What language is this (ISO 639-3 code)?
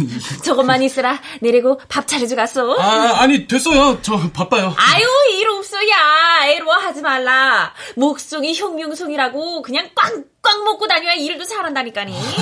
kor